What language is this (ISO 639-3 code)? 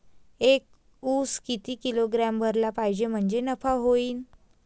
mar